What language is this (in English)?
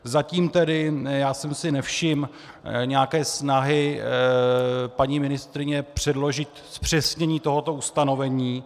Czech